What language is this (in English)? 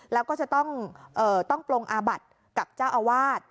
Thai